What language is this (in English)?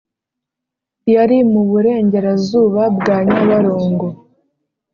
Kinyarwanda